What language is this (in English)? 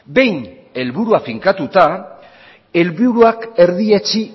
Basque